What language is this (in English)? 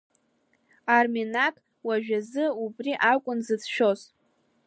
Abkhazian